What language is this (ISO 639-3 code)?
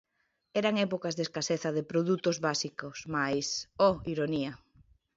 glg